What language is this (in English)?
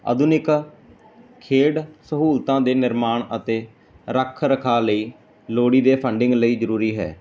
Punjabi